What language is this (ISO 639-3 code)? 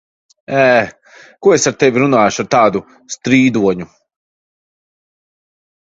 lav